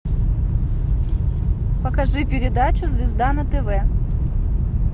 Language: Russian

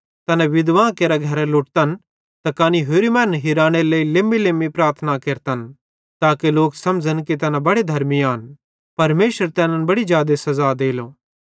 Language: Bhadrawahi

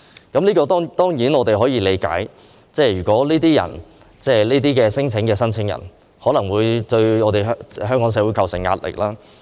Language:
Cantonese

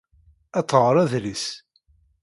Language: Kabyle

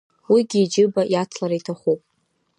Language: Abkhazian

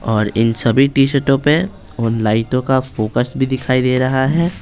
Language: Hindi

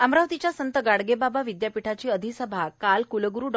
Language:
Marathi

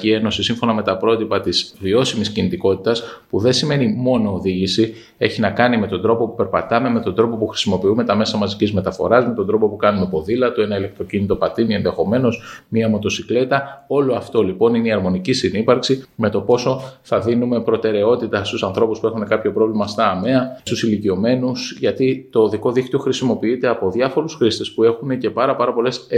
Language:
Greek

